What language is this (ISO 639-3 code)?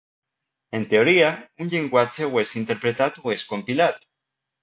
cat